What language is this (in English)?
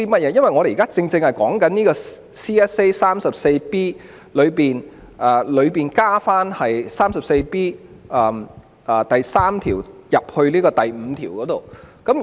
Cantonese